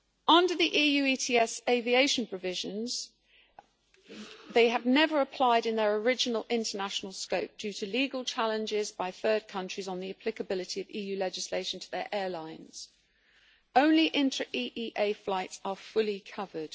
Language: English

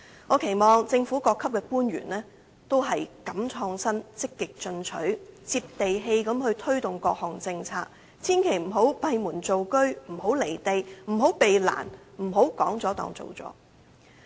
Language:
Cantonese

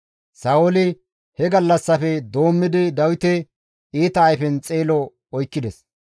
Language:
Gamo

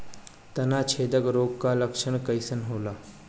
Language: Bhojpuri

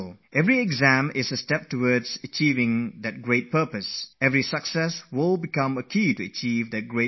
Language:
English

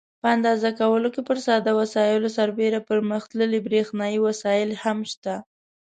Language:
Pashto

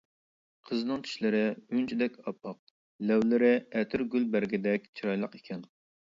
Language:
Uyghur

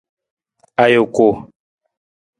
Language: Nawdm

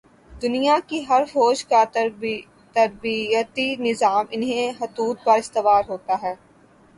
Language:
Urdu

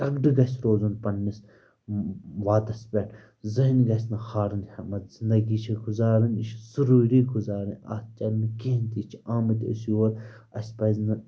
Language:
Kashmiri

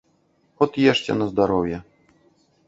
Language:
Belarusian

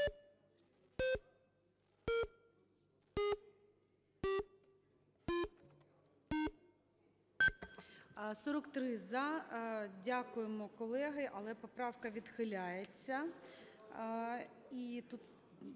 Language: Ukrainian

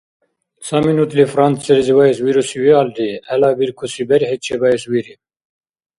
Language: Dargwa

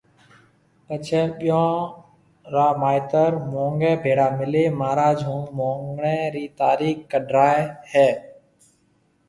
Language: Marwari (Pakistan)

